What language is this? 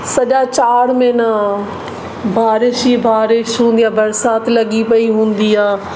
Sindhi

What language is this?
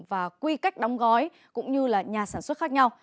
Vietnamese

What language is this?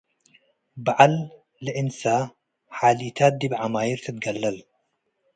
Tigre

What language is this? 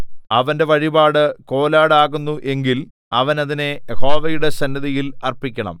Malayalam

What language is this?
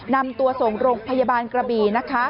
Thai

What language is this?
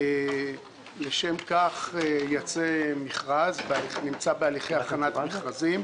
Hebrew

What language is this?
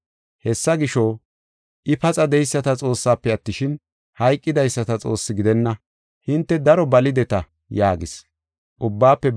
Gofa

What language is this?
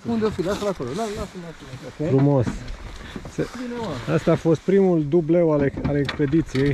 Romanian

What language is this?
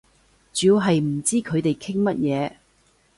Cantonese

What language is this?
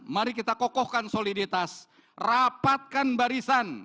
Indonesian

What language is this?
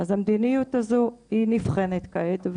Hebrew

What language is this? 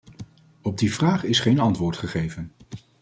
Dutch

